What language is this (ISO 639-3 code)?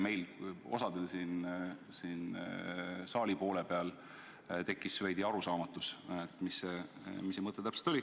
est